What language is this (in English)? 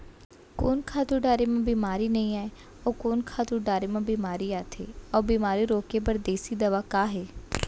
Chhattisgarhi